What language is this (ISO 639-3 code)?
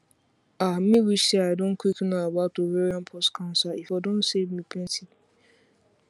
pcm